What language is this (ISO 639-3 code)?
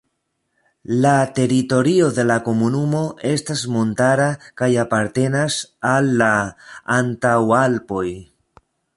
epo